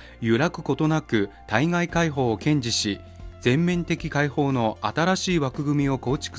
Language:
Japanese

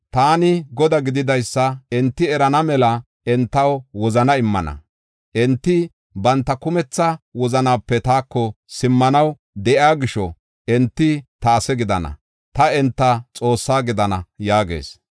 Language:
Gofa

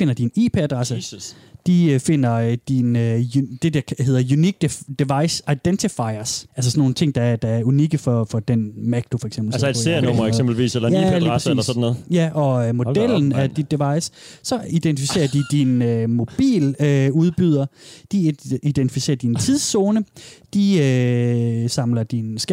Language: Danish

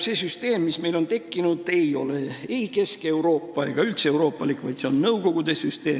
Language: Estonian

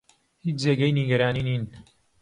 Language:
Central Kurdish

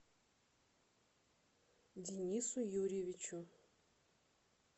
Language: Russian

